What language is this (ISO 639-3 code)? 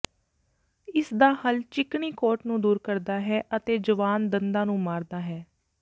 pan